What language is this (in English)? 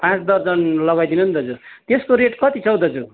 Nepali